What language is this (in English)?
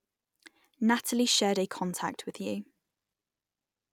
English